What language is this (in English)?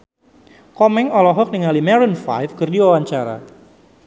Sundanese